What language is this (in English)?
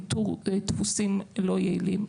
Hebrew